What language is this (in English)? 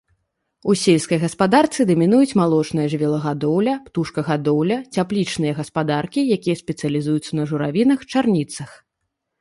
Belarusian